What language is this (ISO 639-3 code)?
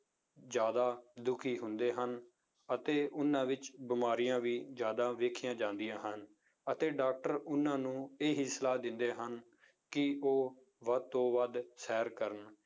pan